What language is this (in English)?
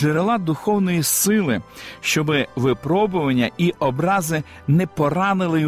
Ukrainian